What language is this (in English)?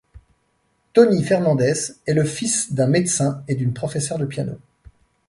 French